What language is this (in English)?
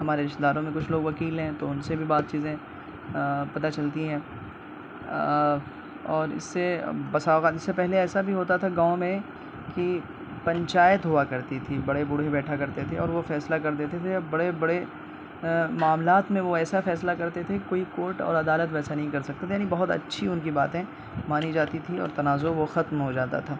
Urdu